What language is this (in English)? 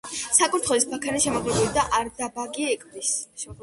Georgian